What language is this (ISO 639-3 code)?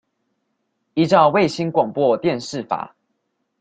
zho